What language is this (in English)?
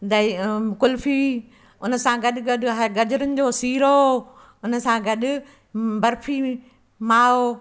Sindhi